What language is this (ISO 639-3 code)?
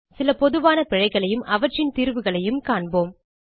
tam